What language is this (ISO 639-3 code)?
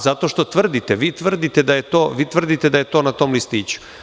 srp